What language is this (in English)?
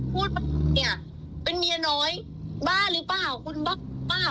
Thai